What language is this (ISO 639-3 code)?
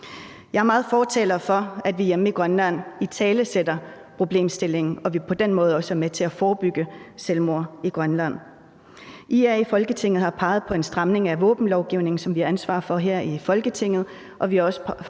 dan